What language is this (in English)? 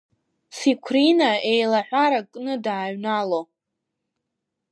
Abkhazian